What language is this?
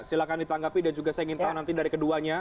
Indonesian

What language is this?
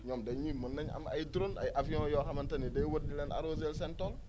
Wolof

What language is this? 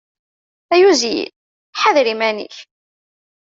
Kabyle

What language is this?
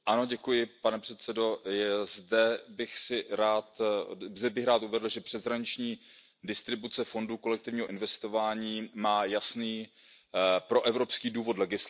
Czech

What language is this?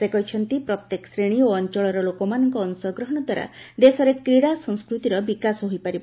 Odia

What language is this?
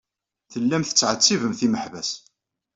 Kabyle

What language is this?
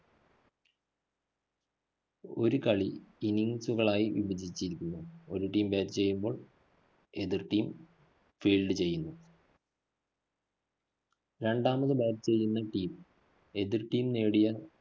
Malayalam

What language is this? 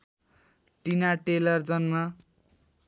Nepali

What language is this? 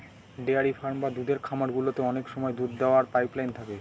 Bangla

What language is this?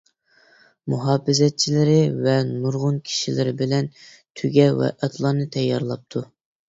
Uyghur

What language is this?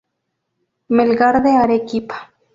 Spanish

